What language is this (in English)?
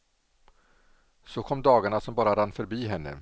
Swedish